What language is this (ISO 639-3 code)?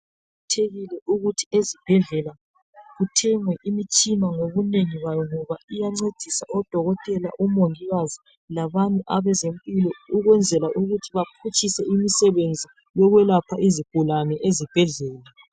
nde